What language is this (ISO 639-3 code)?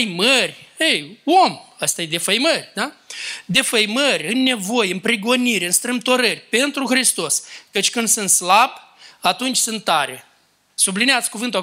ron